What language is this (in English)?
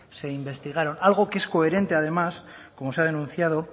Spanish